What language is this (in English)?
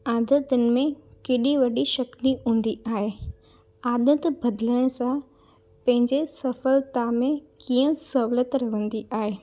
Sindhi